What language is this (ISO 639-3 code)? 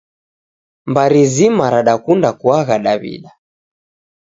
dav